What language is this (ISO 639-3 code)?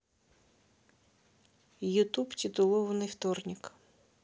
rus